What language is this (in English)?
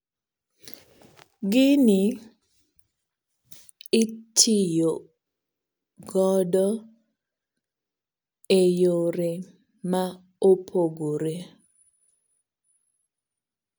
Luo (Kenya and Tanzania)